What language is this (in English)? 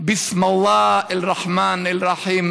Hebrew